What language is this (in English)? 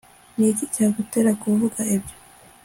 Kinyarwanda